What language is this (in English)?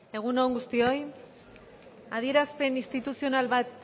Basque